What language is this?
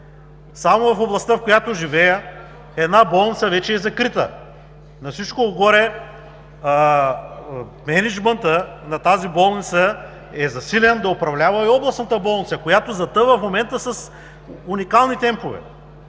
Bulgarian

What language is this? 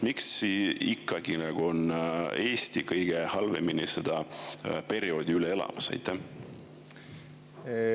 Estonian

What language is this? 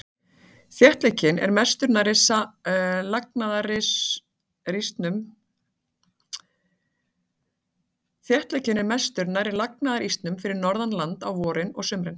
Icelandic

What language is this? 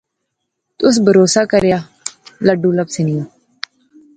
Pahari-Potwari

